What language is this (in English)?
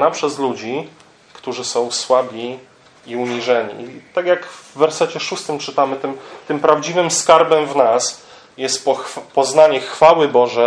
Polish